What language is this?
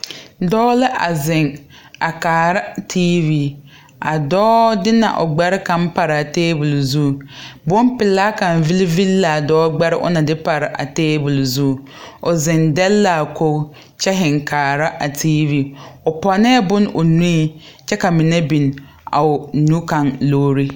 Southern Dagaare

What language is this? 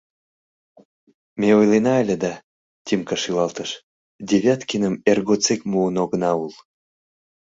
Mari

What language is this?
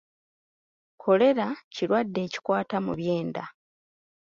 Ganda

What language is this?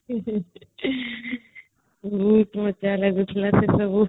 Odia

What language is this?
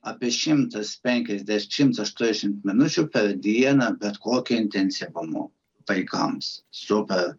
Lithuanian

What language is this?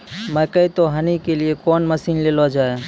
Maithili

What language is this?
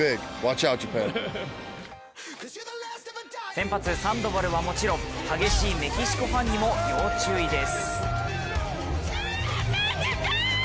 Japanese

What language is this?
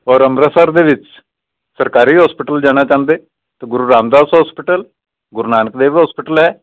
Punjabi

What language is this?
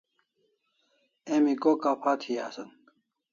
Kalasha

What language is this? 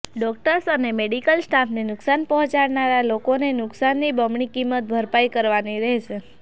Gujarati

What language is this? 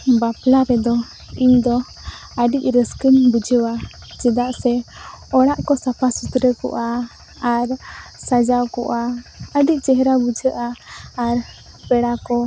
Santali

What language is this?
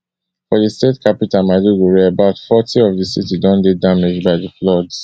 Nigerian Pidgin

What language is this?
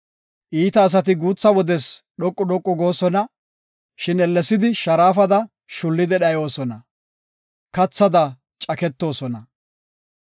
Gofa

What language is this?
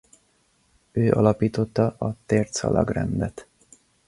Hungarian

